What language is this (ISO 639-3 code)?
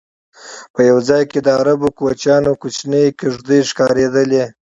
pus